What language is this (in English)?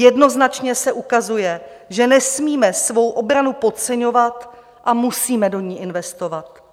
Czech